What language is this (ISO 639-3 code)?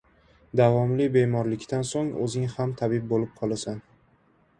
uzb